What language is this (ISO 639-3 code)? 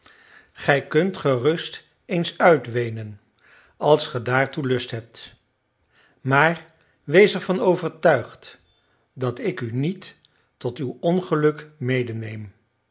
nld